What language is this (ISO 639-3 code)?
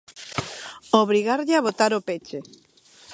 glg